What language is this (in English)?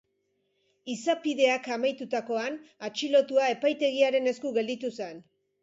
Basque